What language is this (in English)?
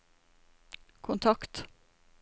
Norwegian